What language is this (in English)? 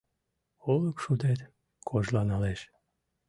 Mari